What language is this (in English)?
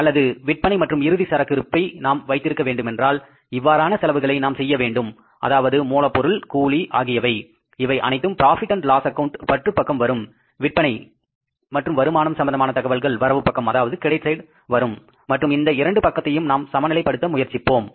Tamil